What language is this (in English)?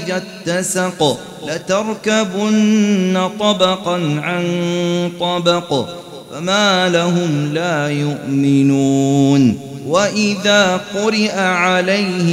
Arabic